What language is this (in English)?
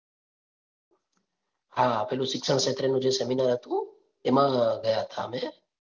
Gujarati